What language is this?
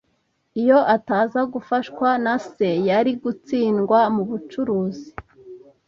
Kinyarwanda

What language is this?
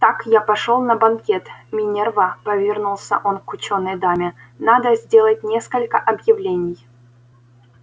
Russian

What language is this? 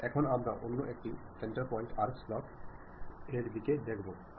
Bangla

